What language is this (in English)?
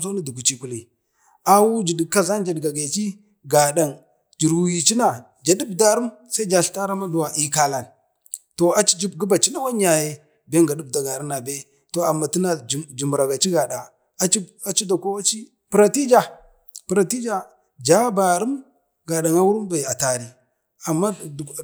Bade